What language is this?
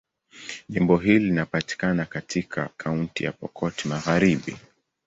Swahili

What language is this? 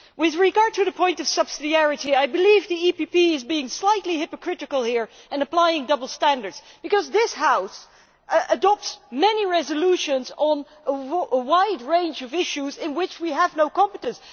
English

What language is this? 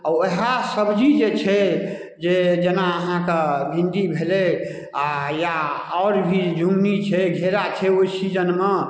Maithili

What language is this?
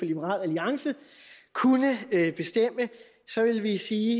Danish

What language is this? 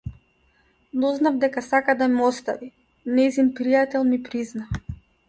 Macedonian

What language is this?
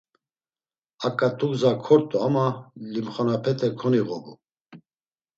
Laz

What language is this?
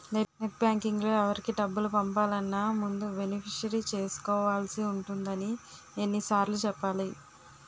Telugu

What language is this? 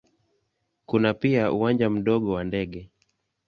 Swahili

